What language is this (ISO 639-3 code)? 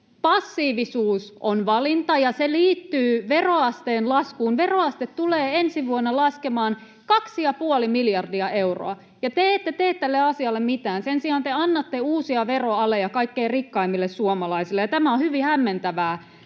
fin